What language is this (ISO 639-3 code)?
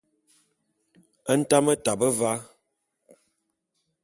bum